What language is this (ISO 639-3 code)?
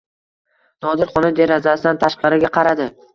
uzb